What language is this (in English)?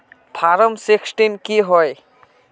Magahi